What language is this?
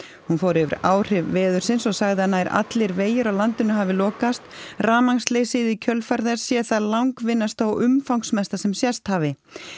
Icelandic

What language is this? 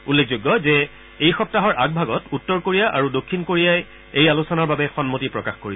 Assamese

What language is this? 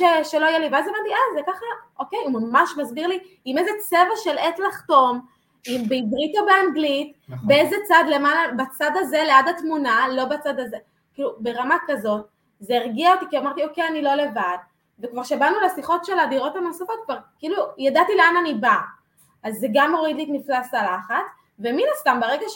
Hebrew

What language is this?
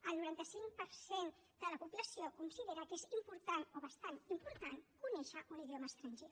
Catalan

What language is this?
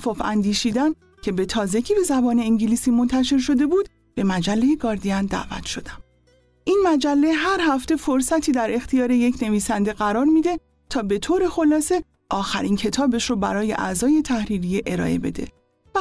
Persian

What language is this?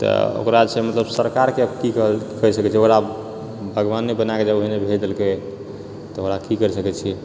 Maithili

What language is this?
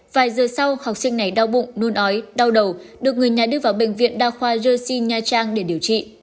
Vietnamese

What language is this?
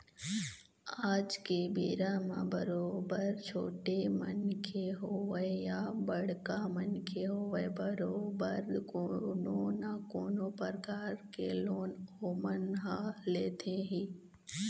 Chhattisgarhi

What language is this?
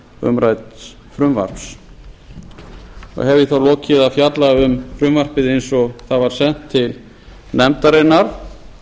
Icelandic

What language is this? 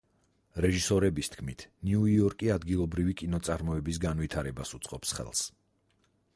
Georgian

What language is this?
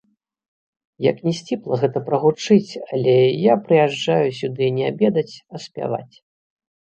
Belarusian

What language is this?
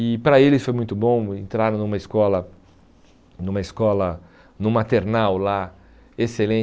Portuguese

